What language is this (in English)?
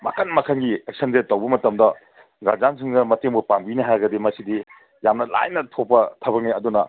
Manipuri